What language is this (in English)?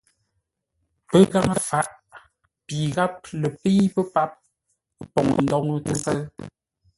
Ngombale